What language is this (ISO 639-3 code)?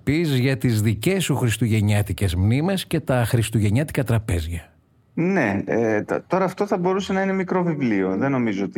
ell